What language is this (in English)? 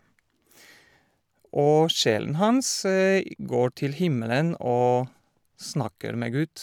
Norwegian